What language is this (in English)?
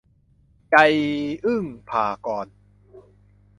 Thai